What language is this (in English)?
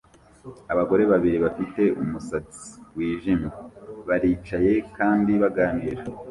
Kinyarwanda